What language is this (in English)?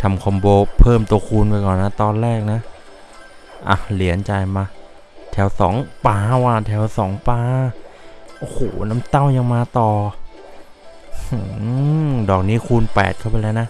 Thai